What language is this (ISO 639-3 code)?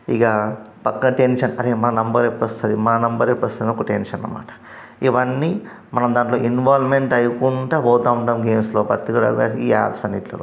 tel